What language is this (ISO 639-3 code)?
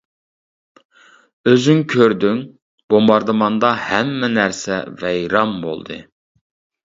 uig